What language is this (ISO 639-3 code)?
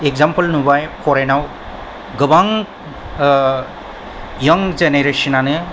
brx